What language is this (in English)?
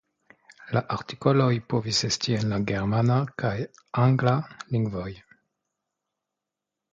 Esperanto